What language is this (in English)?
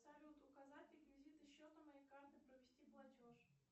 Russian